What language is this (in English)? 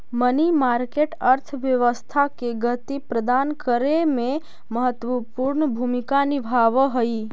Magahi